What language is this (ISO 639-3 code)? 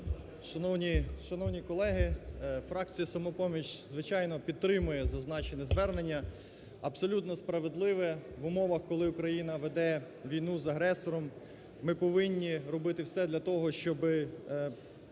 ukr